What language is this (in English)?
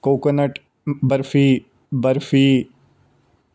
Punjabi